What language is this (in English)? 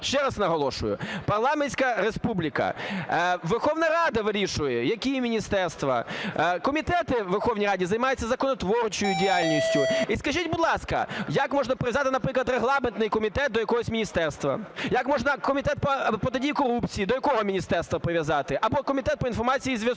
Ukrainian